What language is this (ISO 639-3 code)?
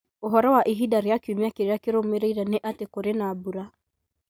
kik